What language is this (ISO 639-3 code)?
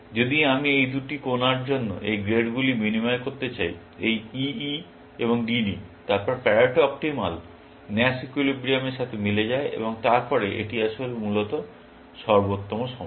ben